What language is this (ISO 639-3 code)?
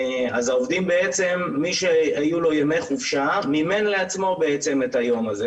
heb